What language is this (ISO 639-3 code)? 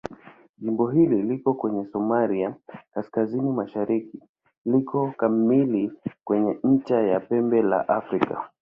swa